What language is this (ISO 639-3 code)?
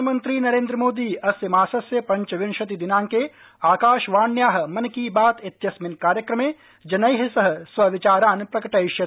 san